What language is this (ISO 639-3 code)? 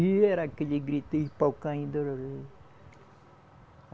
por